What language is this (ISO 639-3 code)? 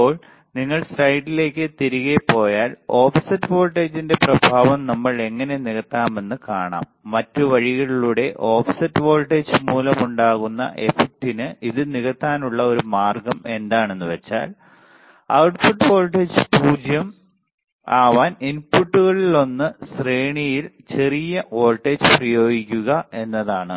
mal